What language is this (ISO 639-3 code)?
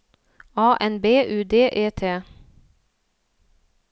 nor